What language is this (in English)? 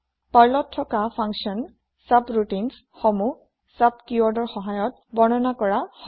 Assamese